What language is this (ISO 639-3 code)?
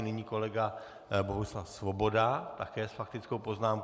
ces